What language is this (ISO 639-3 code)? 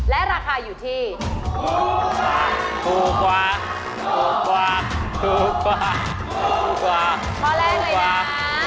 tha